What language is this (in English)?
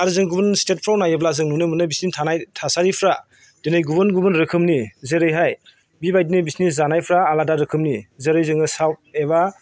Bodo